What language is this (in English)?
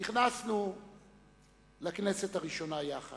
Hebrew